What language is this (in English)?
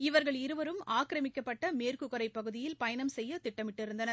Tamil